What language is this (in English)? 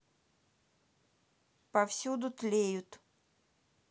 Russian